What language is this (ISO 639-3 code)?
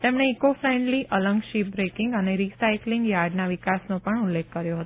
guj